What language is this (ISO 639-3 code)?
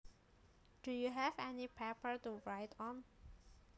jav